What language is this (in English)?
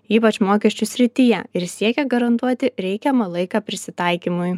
Lithuanian